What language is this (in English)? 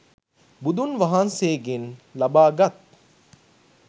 Sinhala